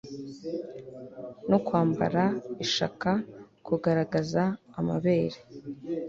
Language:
Kinyarwanda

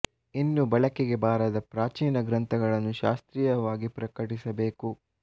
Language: Kannada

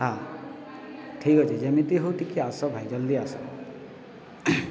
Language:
Odia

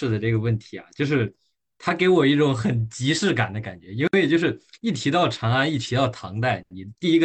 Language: Chinese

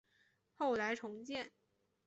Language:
Chinese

